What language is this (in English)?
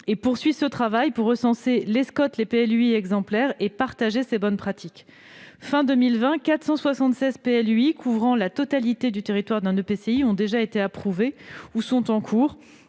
French